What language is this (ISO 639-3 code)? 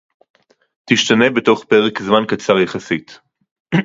heb